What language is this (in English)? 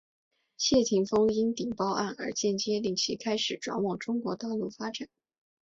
Chinese